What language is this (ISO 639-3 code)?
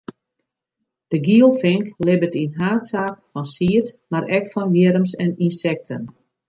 fry